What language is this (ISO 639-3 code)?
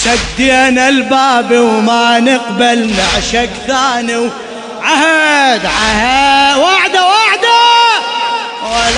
ara